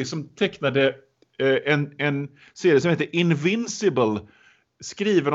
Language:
Swedish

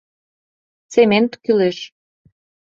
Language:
Mari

